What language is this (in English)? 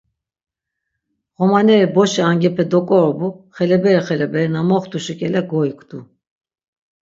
Laz